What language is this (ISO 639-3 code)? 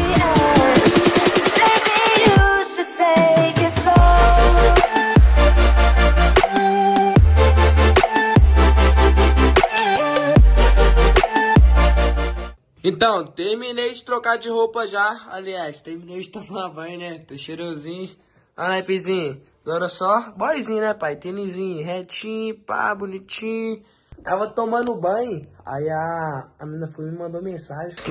por